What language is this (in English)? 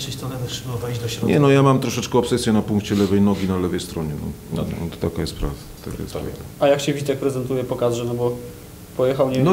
Polish